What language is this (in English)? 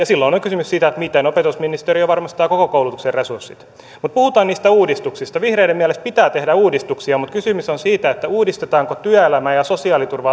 Finnish